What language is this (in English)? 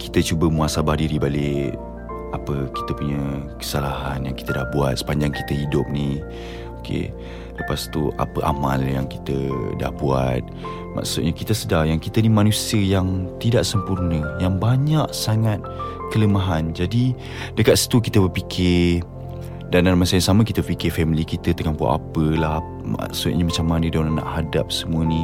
Malay